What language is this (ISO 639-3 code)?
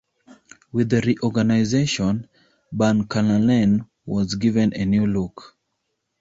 eng